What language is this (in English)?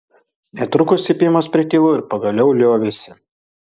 Lithuanian